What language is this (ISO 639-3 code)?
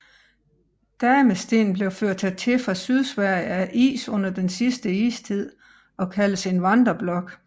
dan